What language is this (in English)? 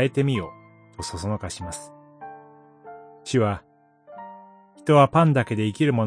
Japanese